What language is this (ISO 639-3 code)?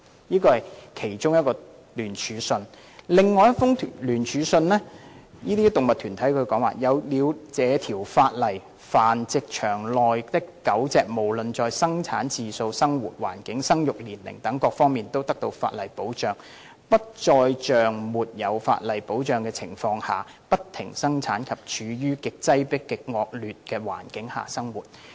yue